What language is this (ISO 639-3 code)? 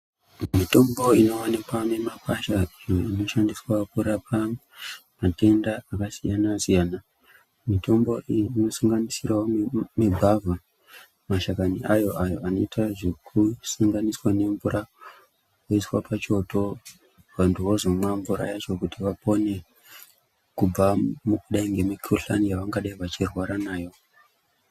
ndc